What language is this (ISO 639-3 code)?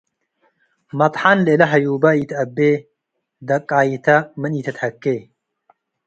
tig